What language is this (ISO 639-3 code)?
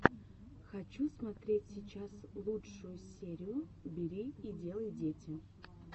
rus